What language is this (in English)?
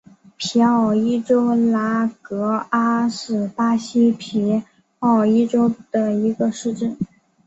Chinese